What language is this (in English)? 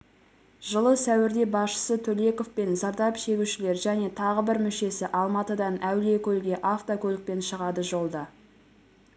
Kazakh